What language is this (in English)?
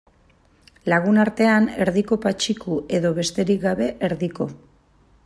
Basque